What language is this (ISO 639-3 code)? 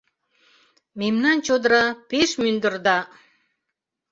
chm